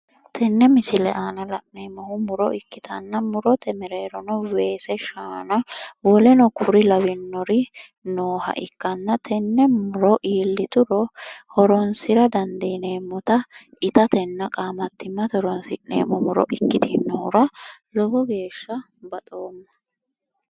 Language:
Sidamo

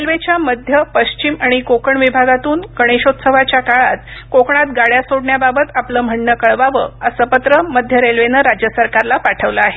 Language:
Marathi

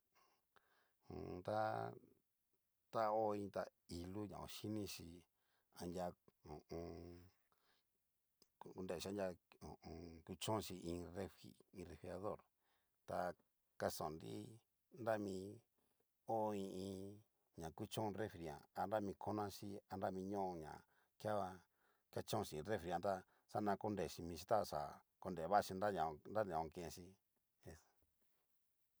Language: Cacaloxtepec Mixtec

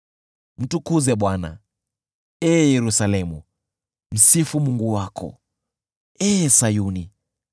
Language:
Swahili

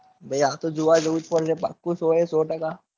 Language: Gujarati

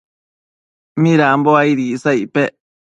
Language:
Matsés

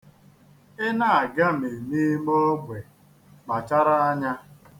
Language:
Igbo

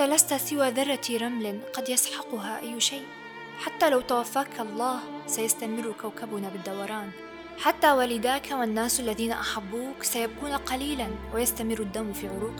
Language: Arabic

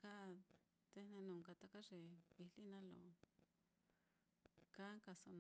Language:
Mitlatongo Mixtec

